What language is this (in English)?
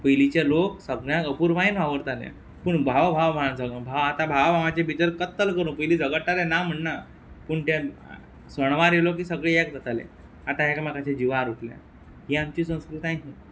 Konkani